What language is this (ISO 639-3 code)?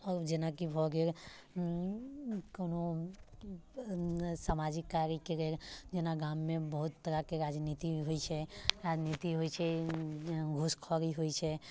mai